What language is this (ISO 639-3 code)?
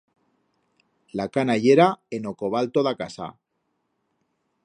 arg